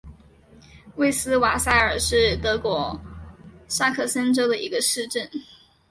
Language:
Chinese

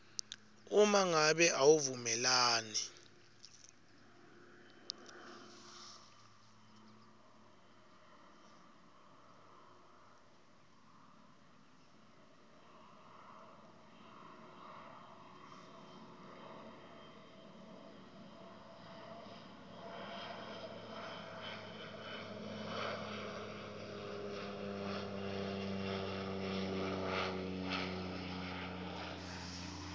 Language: Swati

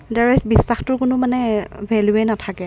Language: Assamese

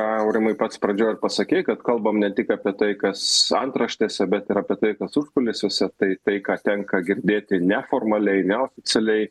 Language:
Lithuanian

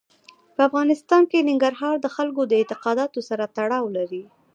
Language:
Pashto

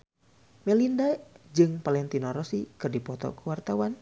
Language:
Sundanese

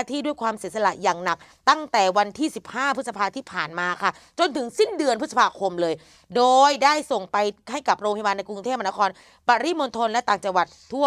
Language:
Thai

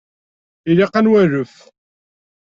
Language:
Kabyle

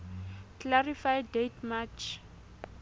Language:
Southern Sotho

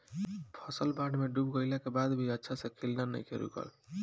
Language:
Bhojpuri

